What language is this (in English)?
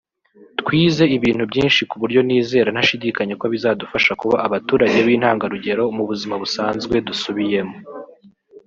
Kinyarwanda